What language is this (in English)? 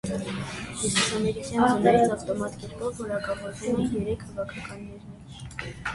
Armenian